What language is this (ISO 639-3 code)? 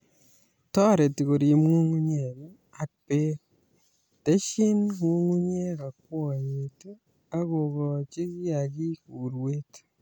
kln